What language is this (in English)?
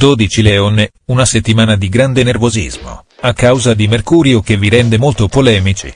Italian